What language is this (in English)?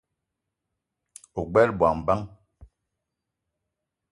Eton (Cameroon)